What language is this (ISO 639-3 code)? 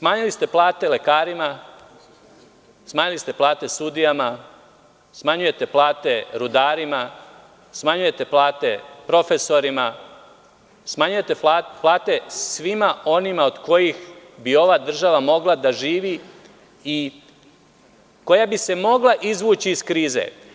srp